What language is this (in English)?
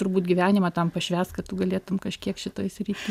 Lithuanian